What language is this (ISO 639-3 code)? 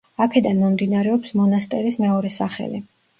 kat